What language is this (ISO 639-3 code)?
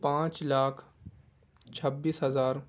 urd